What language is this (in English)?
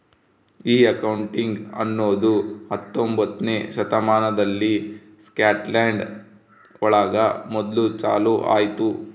Kannada